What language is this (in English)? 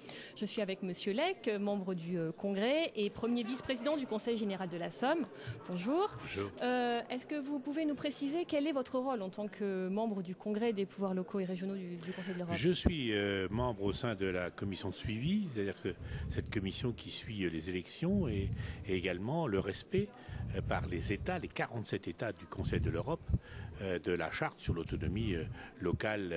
French